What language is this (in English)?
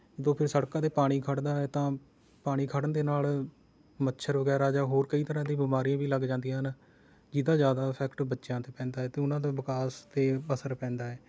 Punjabi